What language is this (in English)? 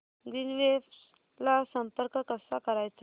Marathi